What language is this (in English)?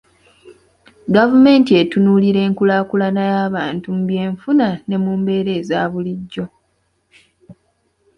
Ganda